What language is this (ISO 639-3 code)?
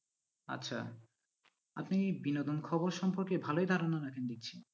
ben